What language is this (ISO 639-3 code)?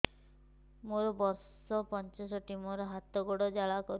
ori